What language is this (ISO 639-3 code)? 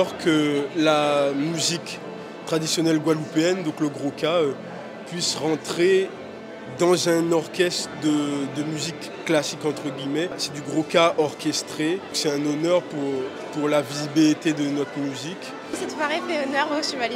fra